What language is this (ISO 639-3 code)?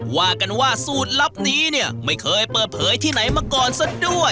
tha